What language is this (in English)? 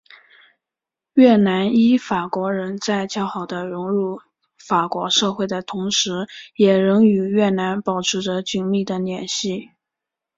Chinese